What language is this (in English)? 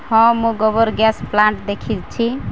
Odia